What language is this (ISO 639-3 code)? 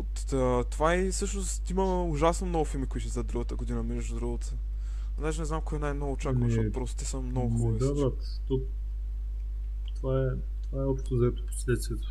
bul